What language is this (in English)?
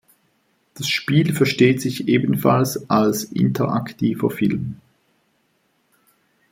German